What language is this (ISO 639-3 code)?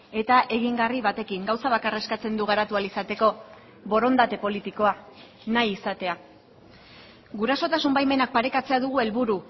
eus